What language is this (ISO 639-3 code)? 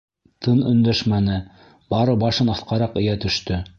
bak